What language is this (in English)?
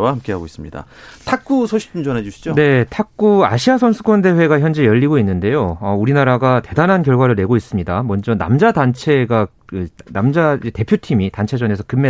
Korean